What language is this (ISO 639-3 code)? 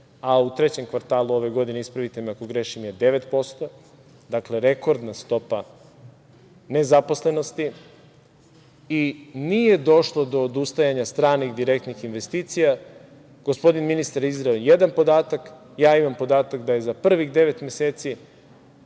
srp